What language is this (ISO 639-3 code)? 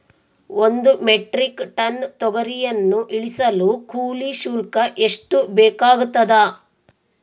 kan